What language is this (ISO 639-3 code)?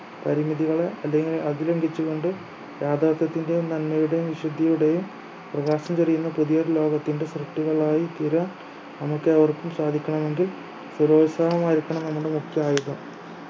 mal